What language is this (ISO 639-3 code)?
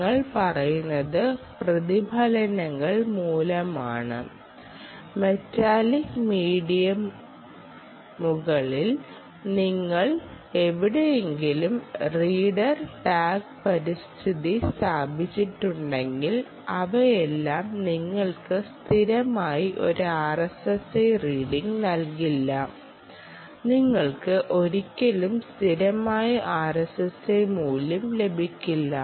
mal